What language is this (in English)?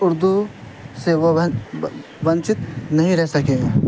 Urdu